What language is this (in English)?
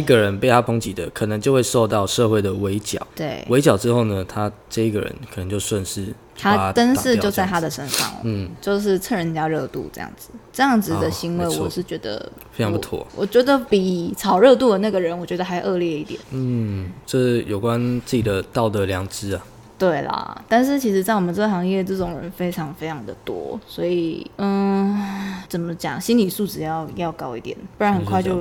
Chinese